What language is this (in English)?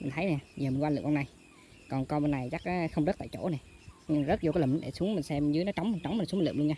Vietnamese